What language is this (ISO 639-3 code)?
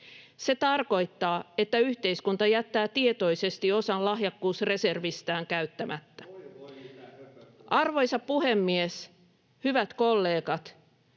fin